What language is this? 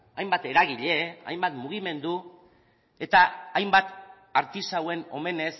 Basque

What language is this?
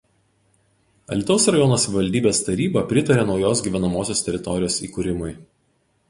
Lithuanian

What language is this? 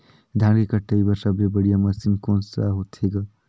Chhattisgarhi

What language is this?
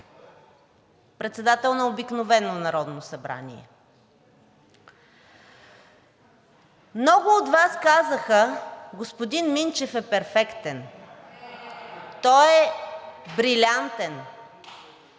Bulgarian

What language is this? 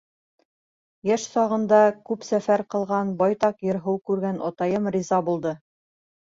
Bashkir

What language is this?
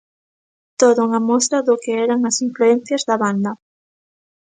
Galician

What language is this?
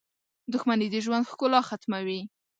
Pashto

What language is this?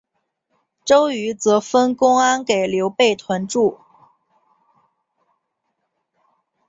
Chinese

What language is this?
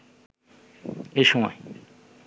Bangla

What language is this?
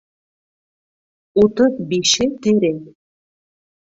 Bashkir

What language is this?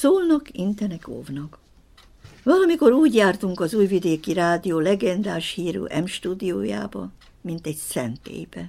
Hungarian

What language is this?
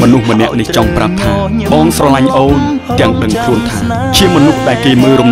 Thai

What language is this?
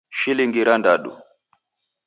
Taita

